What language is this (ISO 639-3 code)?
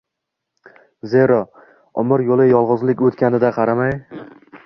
uzb